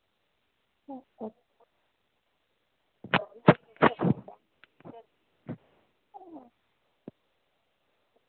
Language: Dogri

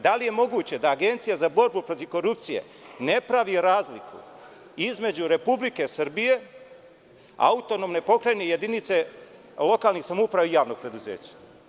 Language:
Serbian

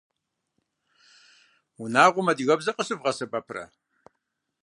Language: Kabardian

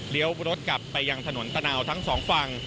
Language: Thai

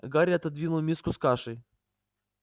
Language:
Russian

